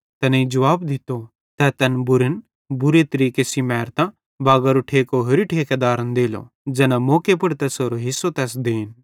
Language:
Bhadrawahi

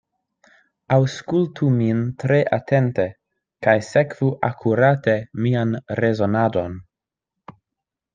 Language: Esperanto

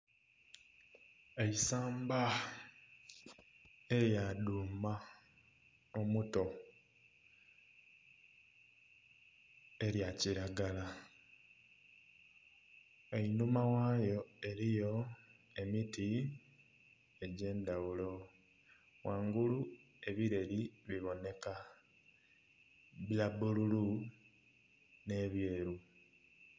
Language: Soga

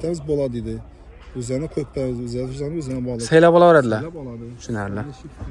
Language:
Turkish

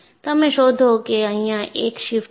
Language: Gujarati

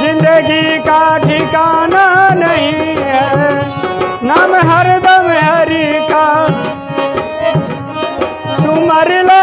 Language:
Hindi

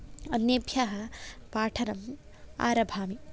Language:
Sanskrit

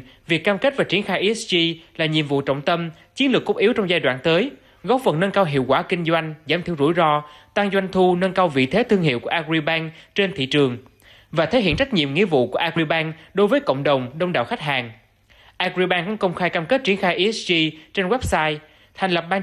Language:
Vietnamese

